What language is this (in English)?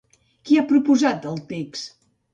Catalan